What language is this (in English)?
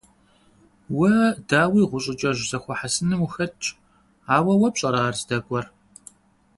Kabardian